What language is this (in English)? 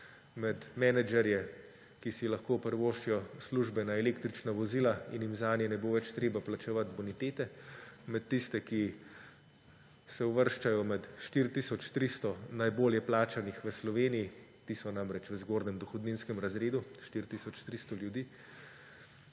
Slovenian